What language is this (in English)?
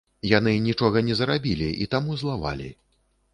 Belarusian